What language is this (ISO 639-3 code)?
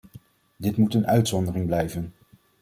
nld